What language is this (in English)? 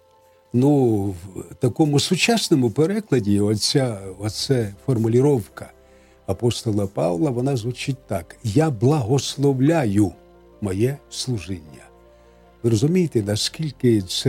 Ukrainian